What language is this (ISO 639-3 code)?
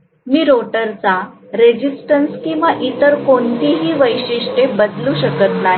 mar